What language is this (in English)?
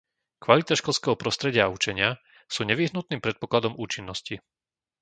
Slovak